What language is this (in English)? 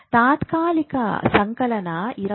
Kannada